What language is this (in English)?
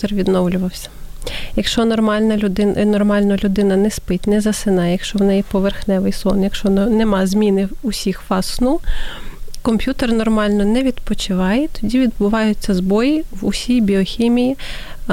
Ukrainian